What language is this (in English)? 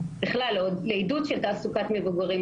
Hebrew